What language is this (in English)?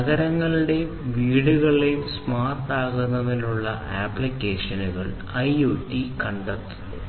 Malayalam